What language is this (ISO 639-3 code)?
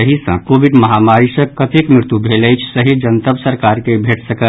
mai